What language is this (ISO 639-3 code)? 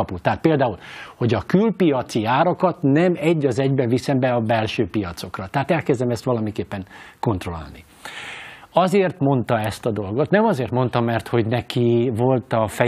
hun